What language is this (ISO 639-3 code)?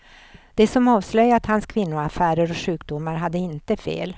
swe